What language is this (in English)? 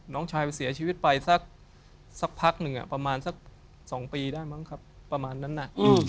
Thai